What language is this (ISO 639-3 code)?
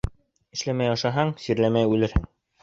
bak